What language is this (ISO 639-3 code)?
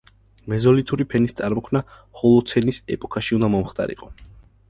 kat